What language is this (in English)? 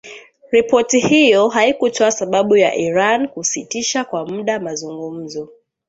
Swahili